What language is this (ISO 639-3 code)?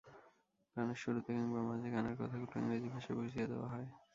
ben